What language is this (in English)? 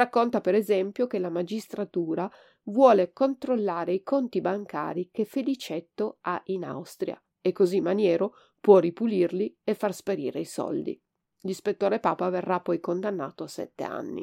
Italian